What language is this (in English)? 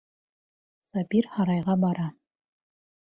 Bashkir